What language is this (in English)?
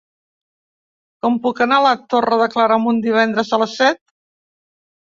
Catalan